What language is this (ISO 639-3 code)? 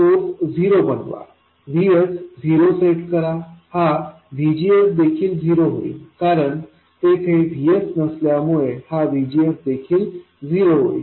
mar